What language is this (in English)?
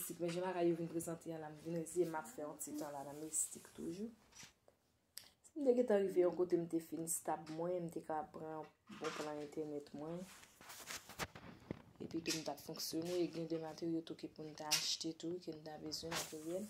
French